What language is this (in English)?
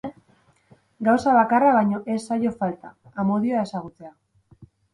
Basque